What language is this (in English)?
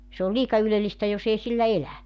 Finnish